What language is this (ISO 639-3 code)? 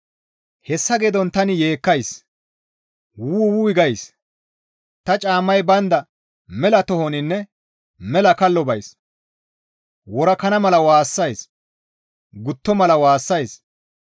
gmv